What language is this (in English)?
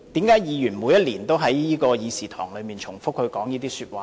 Cantonese